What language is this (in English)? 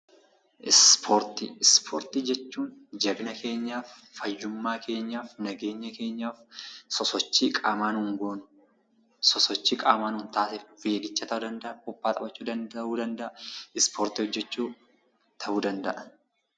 Oromo